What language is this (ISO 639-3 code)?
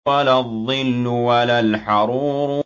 ara